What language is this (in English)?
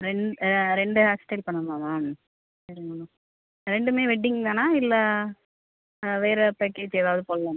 Tamil